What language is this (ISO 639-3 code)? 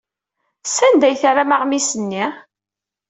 kab